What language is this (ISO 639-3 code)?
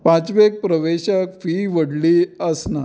kok